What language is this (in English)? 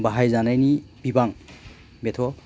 Bodo